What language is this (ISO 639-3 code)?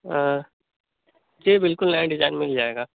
urd